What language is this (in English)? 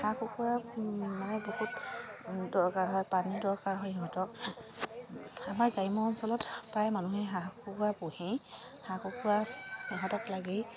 Assamese